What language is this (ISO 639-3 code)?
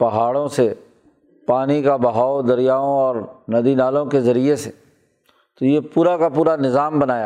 urd